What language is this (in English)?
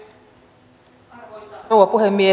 Finnish